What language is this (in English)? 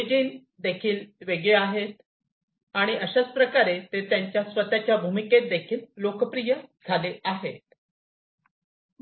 Marathi